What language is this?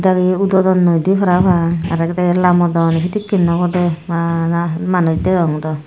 Chakma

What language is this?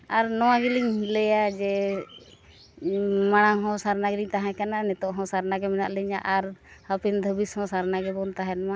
Santali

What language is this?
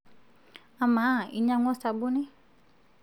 Masai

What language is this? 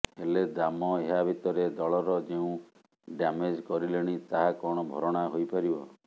Odia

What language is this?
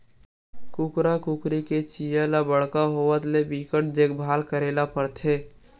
Chhattisgarhi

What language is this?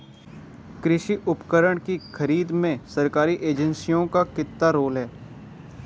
Hindi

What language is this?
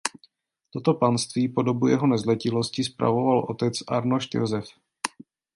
Czech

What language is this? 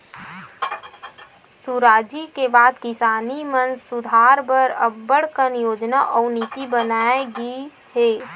Chhattisgarhi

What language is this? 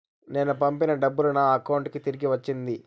Telugu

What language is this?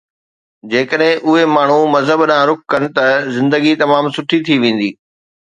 Sindhi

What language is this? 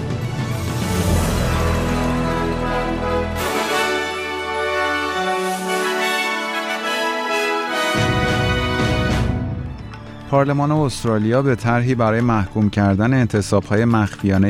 Persian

